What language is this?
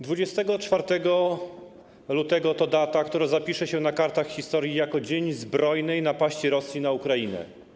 Polish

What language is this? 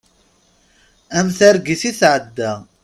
Kabyle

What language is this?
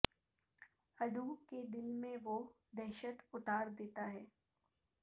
Urdu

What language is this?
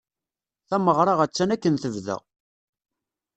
Kabyle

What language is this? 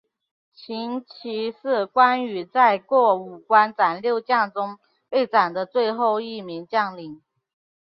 Chinese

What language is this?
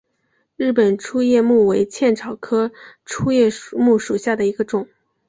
Chinese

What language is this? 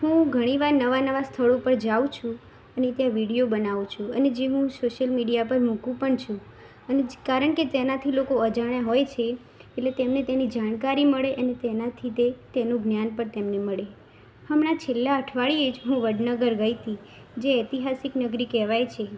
Gujarati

